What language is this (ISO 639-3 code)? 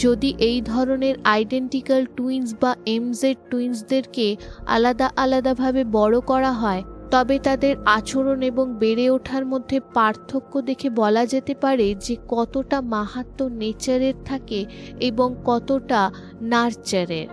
ben